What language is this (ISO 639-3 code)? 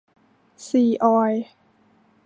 tha